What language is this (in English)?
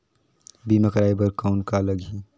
Chhattisgarhi